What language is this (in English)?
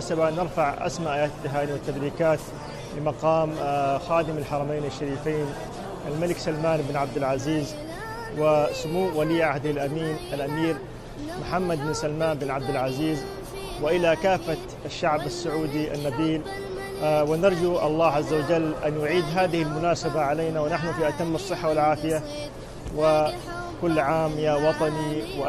Arabic